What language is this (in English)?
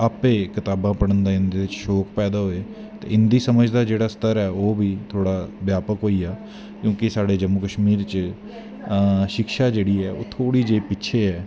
Dogri